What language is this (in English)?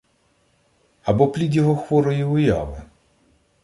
Ukrainian